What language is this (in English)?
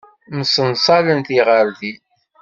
Kabyle